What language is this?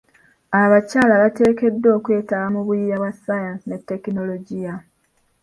Ganda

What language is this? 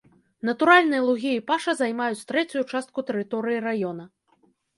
Belarusian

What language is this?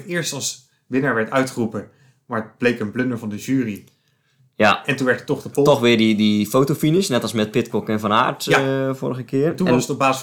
Dutch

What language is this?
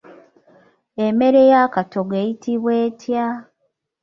Ganda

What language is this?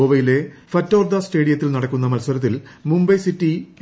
Malayalam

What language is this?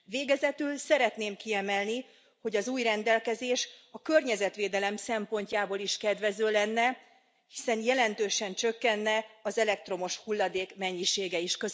Hungarian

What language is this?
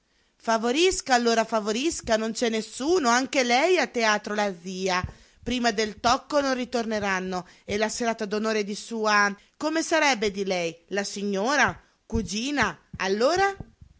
Italian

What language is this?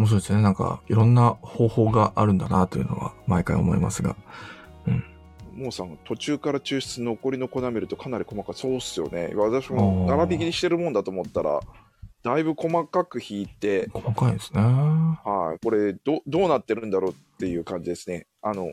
Japanese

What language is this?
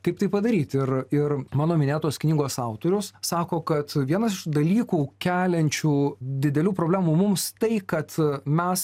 Lithuanian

